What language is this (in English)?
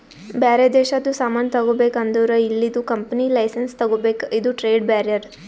Kannada